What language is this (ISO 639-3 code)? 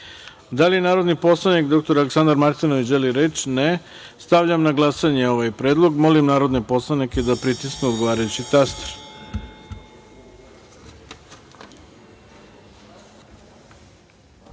srp